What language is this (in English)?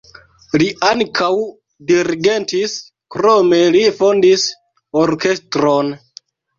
Esperanto